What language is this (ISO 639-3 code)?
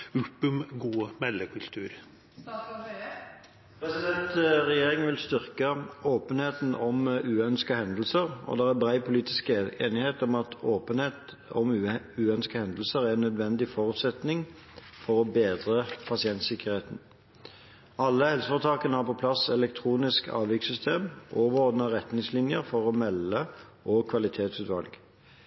nob